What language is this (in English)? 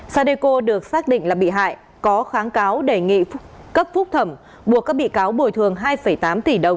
Vietnamese